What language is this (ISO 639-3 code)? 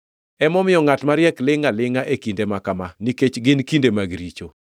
luo